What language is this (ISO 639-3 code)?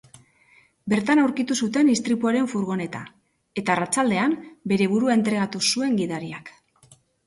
eus